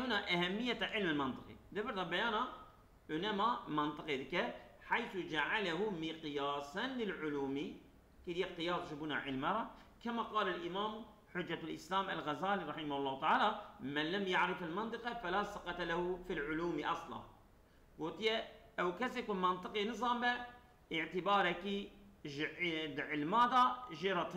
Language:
Arabic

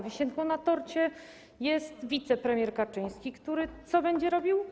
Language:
Polish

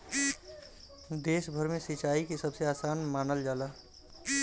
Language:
Bhojpuri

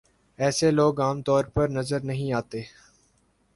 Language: Urdu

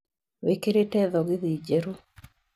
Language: Kikuyu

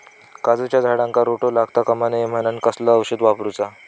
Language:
Marathi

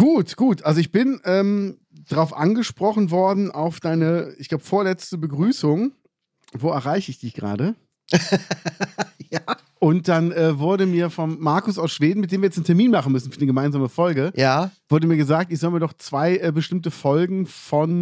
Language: German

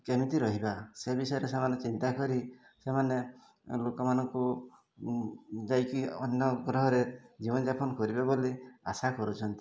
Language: Odia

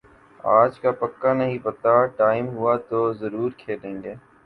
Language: Urdu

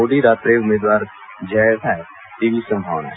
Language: Gujarati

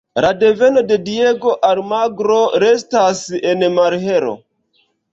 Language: Esperanto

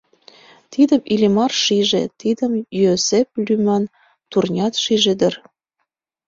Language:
Mari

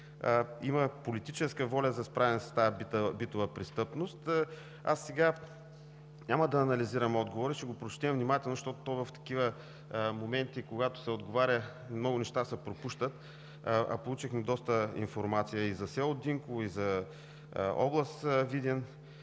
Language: Bulgarian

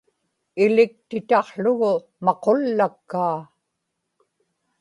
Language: Inupiaq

